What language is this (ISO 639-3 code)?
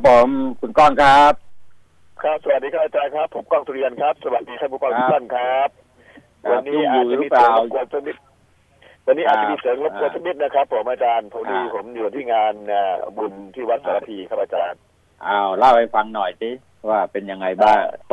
tha